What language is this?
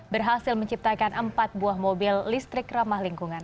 Indonesian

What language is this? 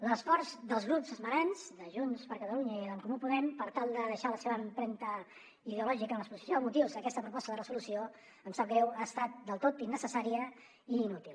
Catalan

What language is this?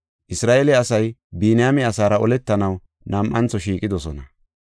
Gofa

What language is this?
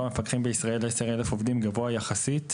Hebrew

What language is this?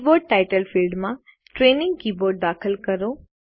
Gujarati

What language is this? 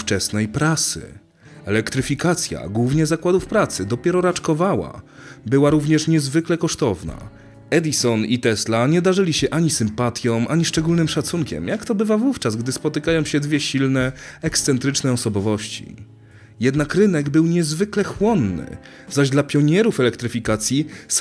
Polish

